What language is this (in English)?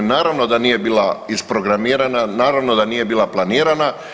Croatian